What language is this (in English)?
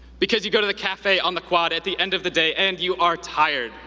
English